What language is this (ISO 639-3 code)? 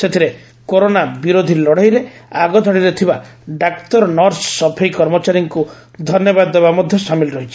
ori